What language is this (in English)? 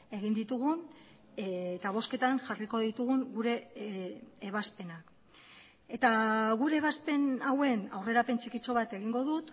Basque